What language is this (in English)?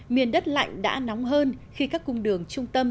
Vietnamese